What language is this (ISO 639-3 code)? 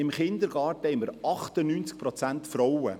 gsw